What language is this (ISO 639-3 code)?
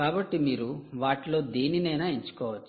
tel